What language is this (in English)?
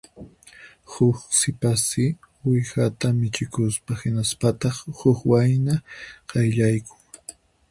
Puno Quechua